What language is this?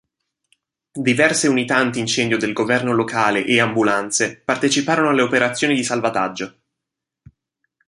Italian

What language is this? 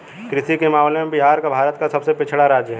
Hindi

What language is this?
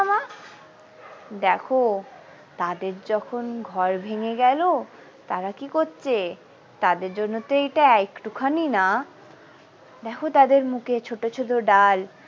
Bangla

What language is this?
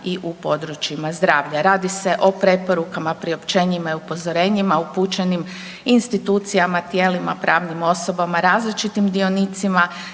Croatian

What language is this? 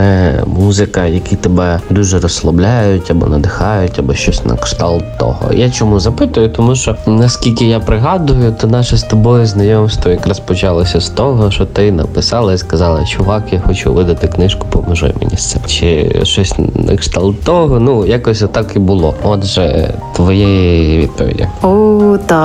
Ukrainian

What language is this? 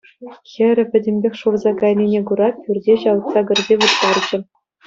Chuvash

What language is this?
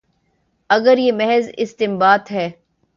Urdu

